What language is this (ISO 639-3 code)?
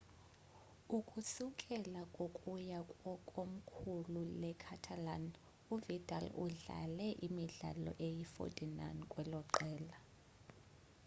xho